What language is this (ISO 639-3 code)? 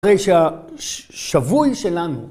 heb